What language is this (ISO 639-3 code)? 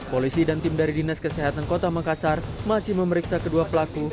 ind